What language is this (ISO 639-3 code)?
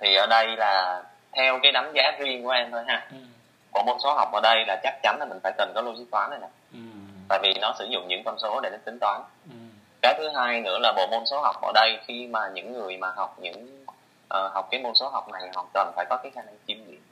vie